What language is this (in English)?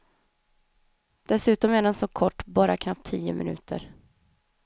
Swedish